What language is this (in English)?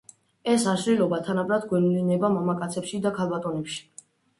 Georgian